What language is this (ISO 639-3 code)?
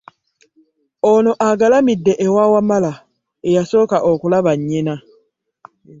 lug